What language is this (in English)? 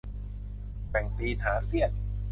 Thai